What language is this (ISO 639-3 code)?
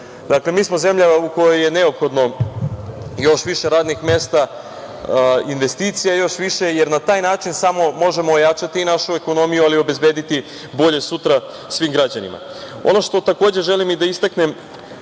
srp